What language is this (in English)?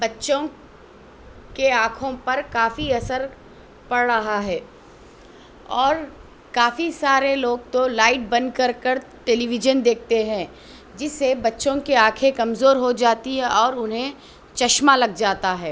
Urdu